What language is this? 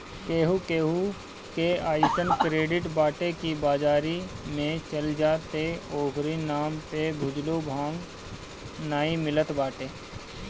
Bhojpuri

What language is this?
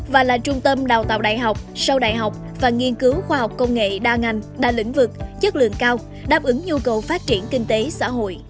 Vietnamese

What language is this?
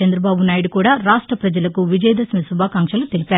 Telugu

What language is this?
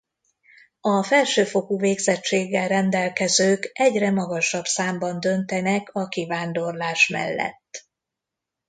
Hungarian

